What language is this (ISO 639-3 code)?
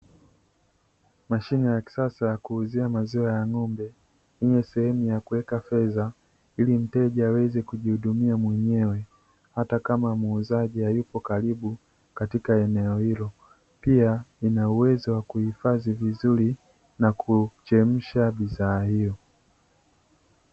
swa